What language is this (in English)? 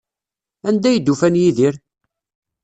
Kabyle